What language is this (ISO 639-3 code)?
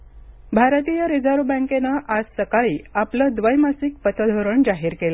mar